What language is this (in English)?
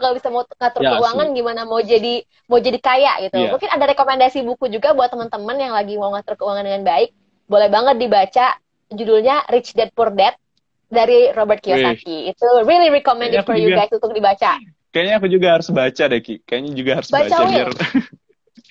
Indonesian